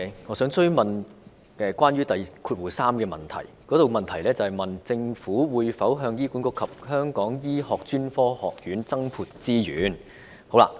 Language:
Cantonese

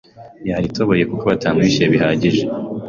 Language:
Kinyarwanda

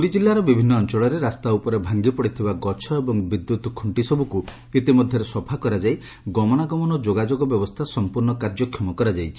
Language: Odia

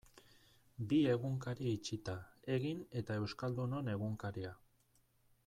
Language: Basque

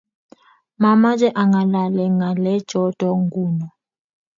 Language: Kalenjin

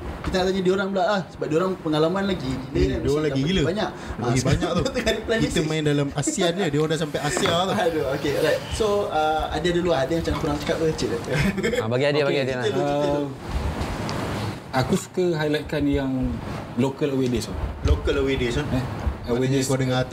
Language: Malay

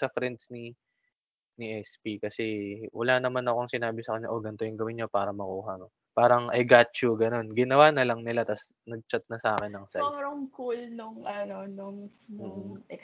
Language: Filipino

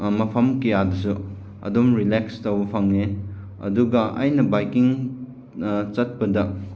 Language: Manipuri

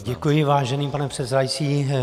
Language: Czech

